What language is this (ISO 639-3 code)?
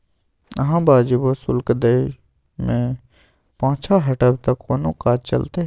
mai